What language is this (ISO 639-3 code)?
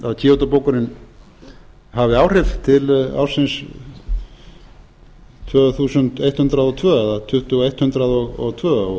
isl